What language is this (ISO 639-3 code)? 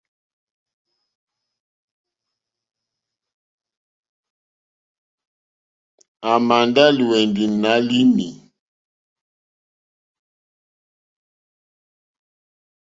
bri